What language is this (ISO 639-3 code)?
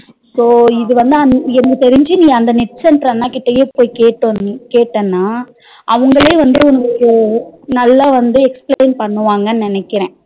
tam